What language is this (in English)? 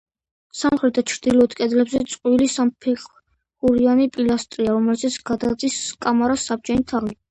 Georgian